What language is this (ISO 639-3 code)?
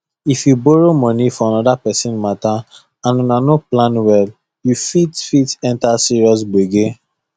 pcm